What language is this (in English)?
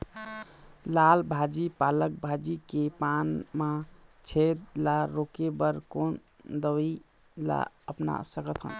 Chhattisgarhi